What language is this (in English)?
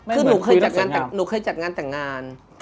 Thai